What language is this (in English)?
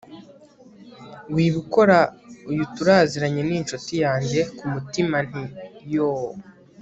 Kinyarwanda